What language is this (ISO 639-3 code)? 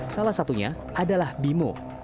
ind